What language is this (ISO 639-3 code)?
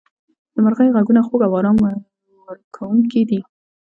pus